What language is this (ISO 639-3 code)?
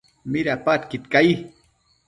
mcf